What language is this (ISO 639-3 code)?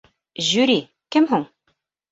bak